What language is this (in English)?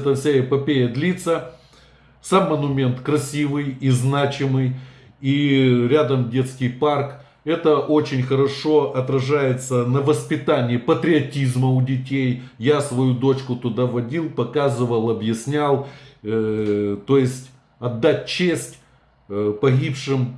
Russian